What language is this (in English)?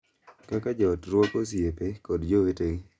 Luo (Kenya and Tanzania)